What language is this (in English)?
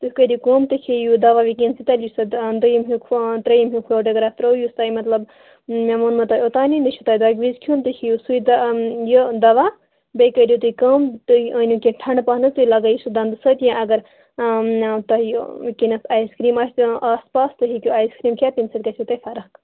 Kashmiri